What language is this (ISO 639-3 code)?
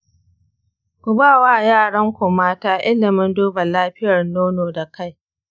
hau